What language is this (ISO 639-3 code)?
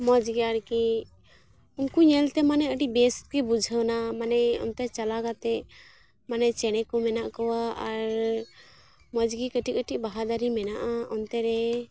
sat